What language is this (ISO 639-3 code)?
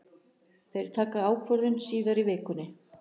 isl